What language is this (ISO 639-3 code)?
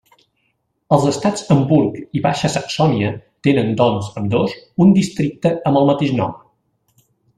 cat